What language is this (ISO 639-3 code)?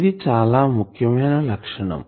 tel